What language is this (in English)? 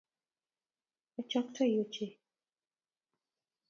Kalenjin